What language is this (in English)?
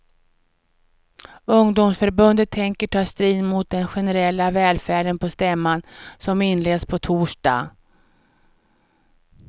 Swedish